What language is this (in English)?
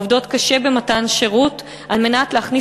Hebrew